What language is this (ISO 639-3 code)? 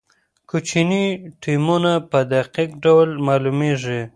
pus